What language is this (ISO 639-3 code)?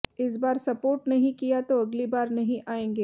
hin